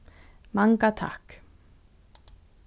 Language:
Faroese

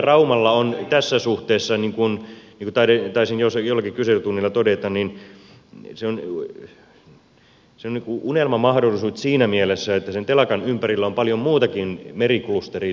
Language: Finnish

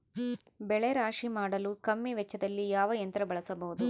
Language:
Kannada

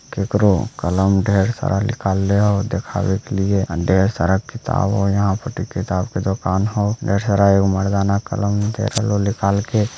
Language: Magahi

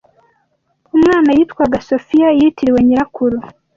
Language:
Kinyarwanda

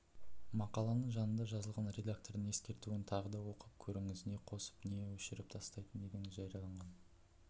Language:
Kazakh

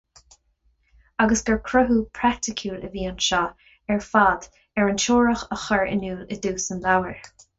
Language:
Irish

